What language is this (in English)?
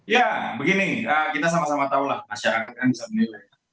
Indonesian